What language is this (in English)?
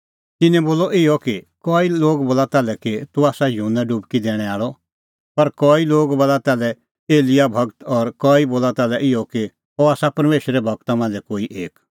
Kullu Pahari